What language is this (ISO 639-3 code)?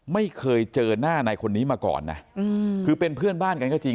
tha